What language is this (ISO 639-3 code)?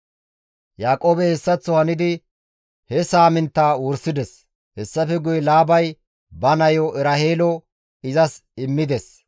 gmv